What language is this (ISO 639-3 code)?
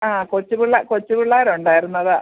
mal